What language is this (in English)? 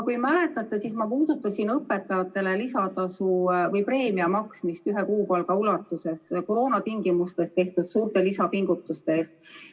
Estonian